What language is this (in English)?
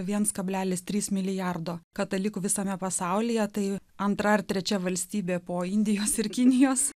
Lithuanian